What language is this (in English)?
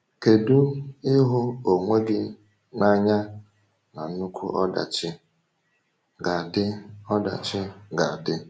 Igbo